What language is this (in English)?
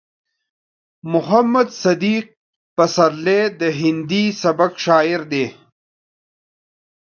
Pashto